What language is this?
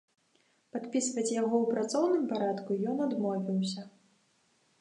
Belarusian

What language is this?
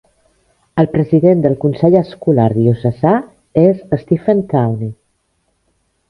Catalan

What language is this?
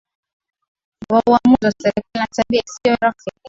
Swahili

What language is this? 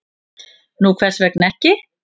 Icelandic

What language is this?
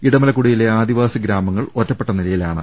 Malayalam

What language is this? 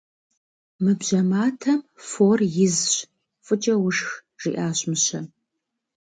Kabardian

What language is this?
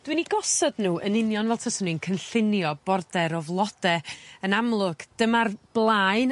Welsh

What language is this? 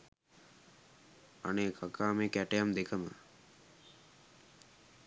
Sinhala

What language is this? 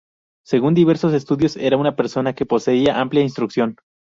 Spanish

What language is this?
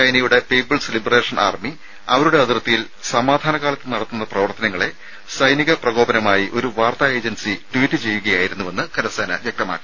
Malayalam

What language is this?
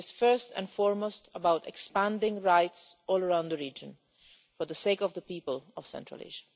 English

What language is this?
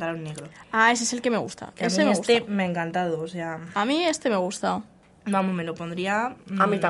Spanish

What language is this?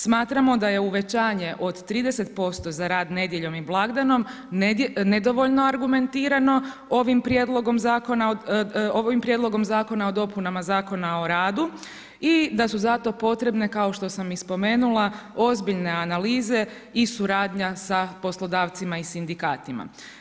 Croatian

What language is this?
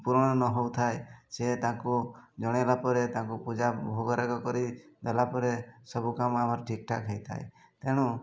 Odia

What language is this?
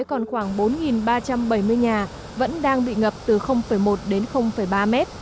Vietnamese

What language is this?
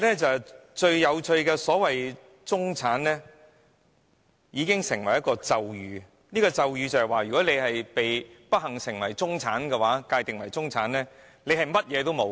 Cantonese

